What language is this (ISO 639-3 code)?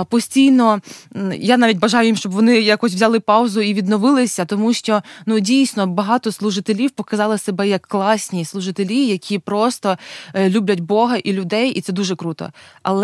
ukr